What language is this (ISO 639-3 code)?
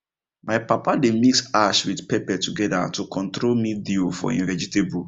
pcm